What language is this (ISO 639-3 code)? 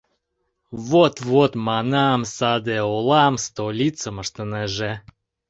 chm